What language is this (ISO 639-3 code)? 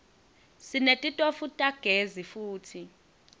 ssw